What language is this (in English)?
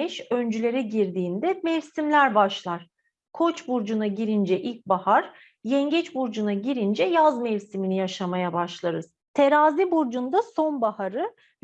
Turkish